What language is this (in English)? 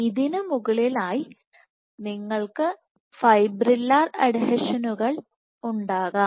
Malayalam